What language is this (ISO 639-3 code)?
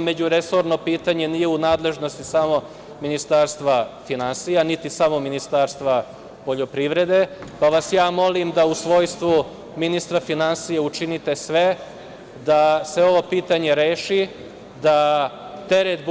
srp